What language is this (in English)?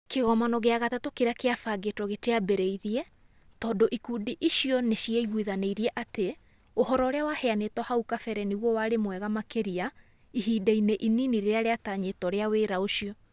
Kikuyu